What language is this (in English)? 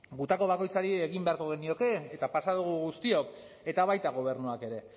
Basque